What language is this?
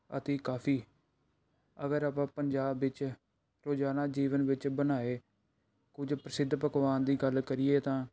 Punjabi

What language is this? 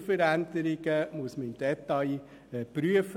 Swiss German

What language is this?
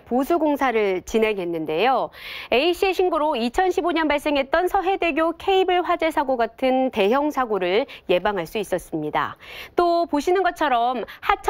Korean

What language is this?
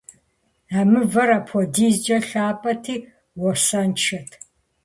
Kabardian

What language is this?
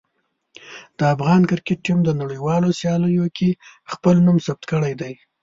Pashto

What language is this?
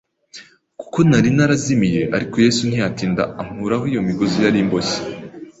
Kinyarwanda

